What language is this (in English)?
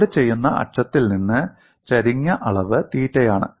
Malayalam